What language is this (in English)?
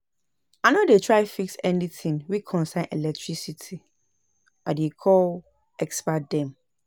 Nigerian Pidgin